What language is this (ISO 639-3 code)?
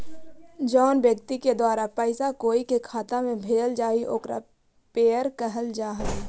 mag